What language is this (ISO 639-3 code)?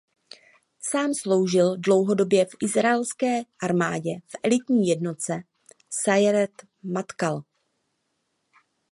ces